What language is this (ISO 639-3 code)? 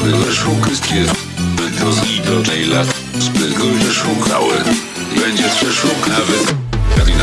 pol